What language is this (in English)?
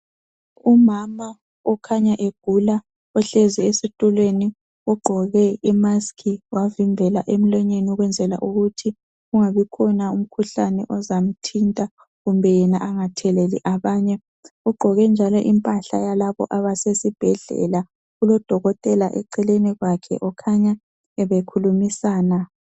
North Ndebele